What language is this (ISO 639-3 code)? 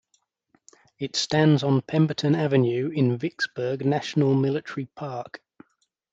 eng